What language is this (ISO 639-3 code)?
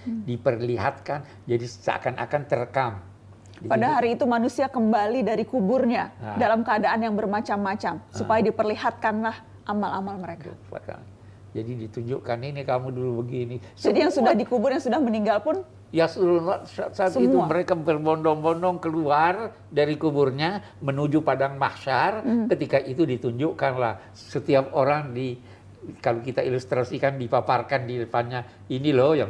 ind